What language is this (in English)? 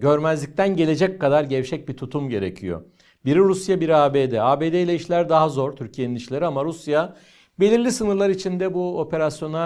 Turkish